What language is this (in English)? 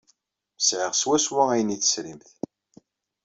Kabyle